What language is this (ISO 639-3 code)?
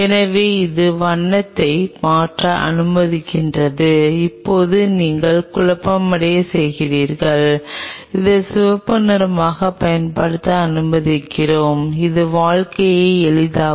tam